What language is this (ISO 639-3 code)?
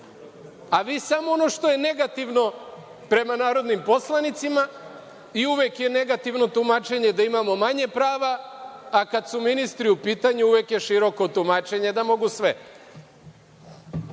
srp